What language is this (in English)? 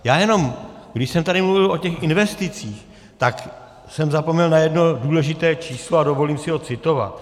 Czech